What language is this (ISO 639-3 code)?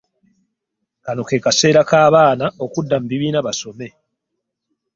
lug